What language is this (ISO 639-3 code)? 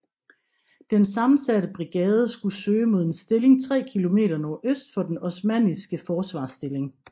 dan